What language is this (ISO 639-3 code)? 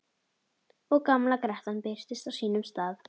isl